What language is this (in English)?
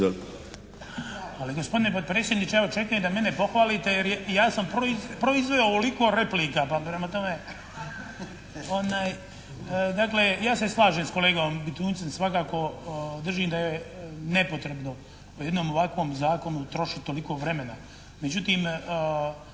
Croatian